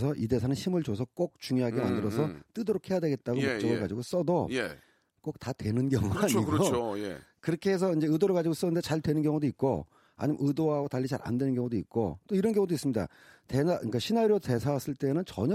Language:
Korean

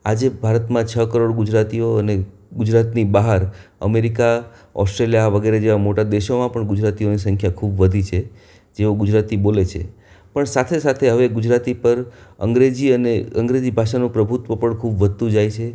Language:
Gujarati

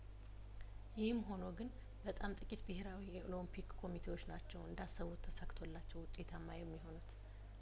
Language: Amharic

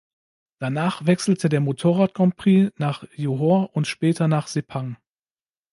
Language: German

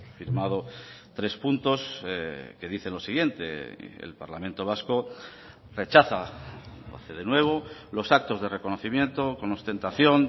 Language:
Spanish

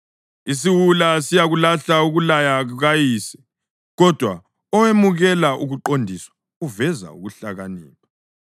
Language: North Ndebele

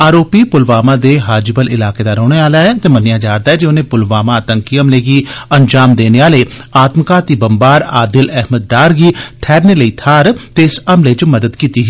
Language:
Dogri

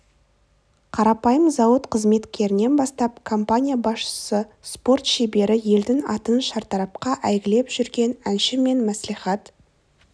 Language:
Kazakh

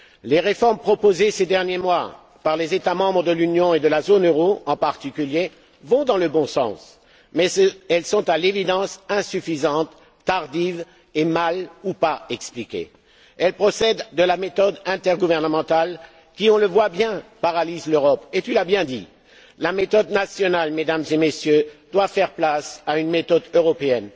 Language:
French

